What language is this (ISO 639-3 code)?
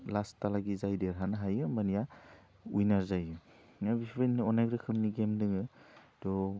brx